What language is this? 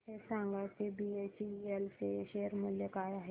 Marathi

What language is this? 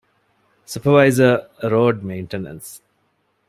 Divehi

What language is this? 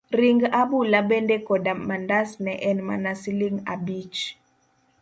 Luo (Kenya and Tanzania)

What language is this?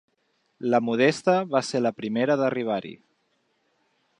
Catalan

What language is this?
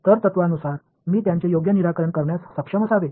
Marathi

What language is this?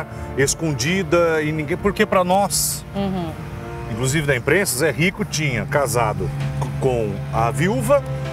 Portuguese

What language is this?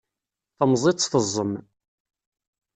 Kabyle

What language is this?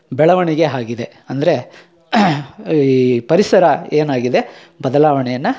Kannada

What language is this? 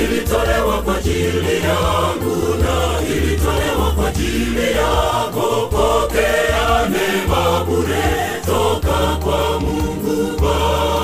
Swahili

